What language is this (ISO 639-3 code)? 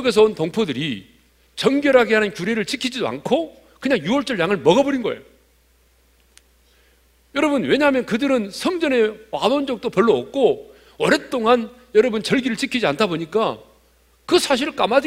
kor